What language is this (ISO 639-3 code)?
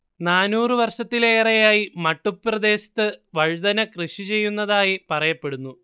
mal